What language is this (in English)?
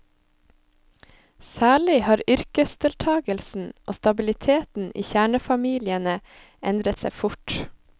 Norwegian